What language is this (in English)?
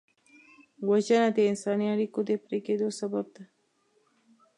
Pashto